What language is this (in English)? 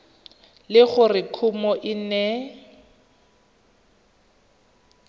Tswana